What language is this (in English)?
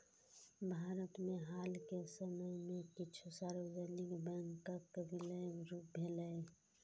Maithili